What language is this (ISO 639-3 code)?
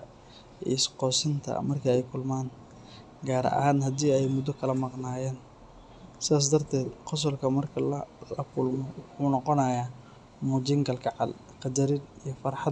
som